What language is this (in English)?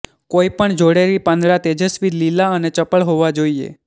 Gujarati